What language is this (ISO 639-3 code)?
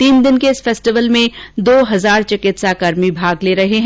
hin